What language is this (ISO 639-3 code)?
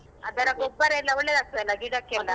kan